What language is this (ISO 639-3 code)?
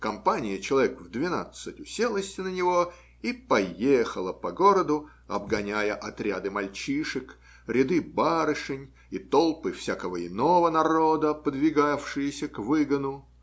rus